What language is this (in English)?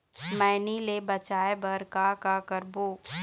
Chhattisgarhi